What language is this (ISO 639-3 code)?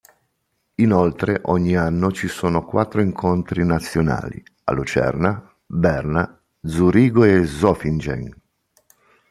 ita